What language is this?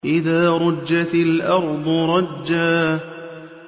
Arabic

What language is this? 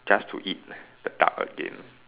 English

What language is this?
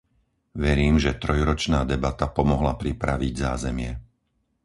Slovak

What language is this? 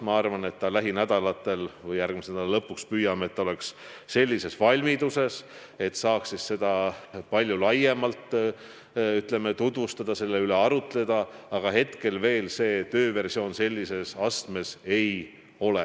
Estonian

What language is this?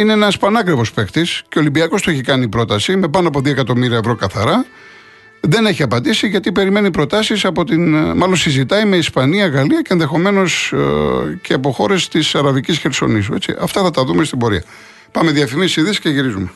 Greek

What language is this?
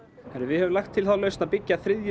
Icelandic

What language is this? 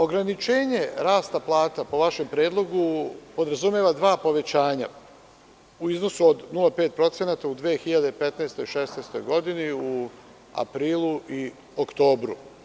Serbian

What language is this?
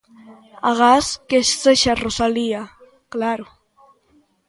Galician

